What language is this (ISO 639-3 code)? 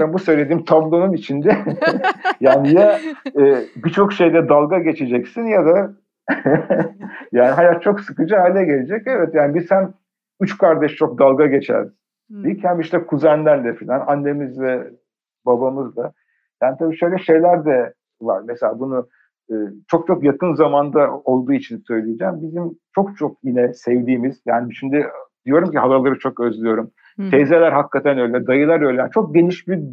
tur